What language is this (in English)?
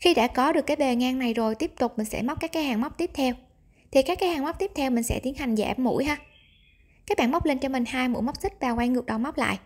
Vietnamese